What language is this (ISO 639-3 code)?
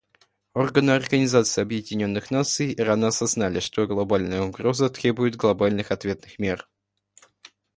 rus